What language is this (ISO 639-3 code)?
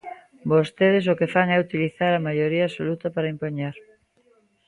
glg